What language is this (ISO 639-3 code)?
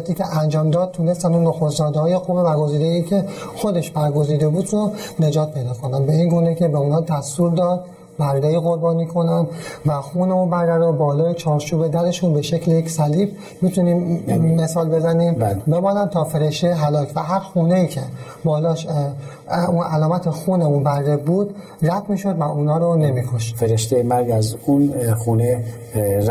fas